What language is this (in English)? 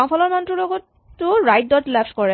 Assamese